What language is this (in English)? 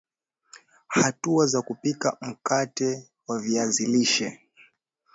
Swahili